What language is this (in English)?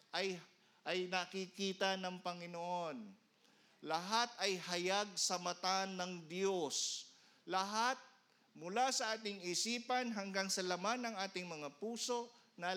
Filipino